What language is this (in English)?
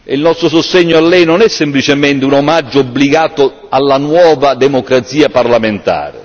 Italian